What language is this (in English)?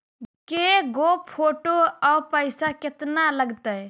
Magahi